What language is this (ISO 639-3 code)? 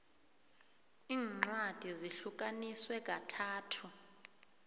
nbl